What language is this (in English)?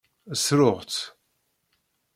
Kabyle